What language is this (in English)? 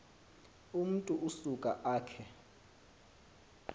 Xhosa